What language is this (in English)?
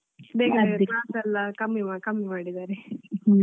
Kannada